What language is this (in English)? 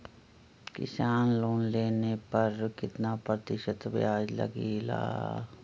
Magahi